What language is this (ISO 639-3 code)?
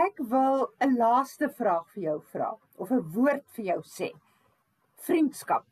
nld